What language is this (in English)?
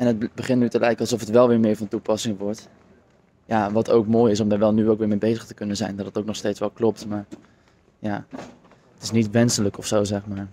Dutch